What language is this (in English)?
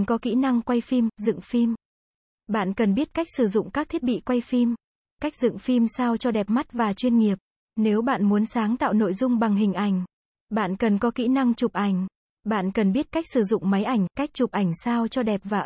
Vietnamese